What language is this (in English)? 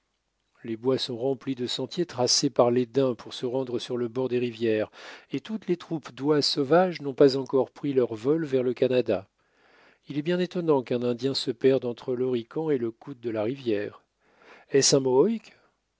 French